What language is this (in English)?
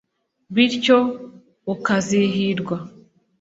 Kinyarwanda